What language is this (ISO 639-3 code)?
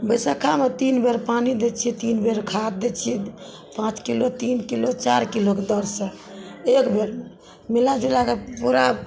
mai